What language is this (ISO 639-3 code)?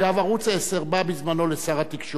heb